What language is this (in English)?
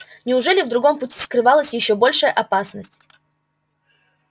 Russian